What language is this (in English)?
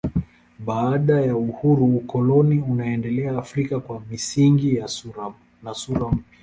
Swahili